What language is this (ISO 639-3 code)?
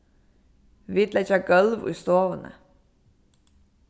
fao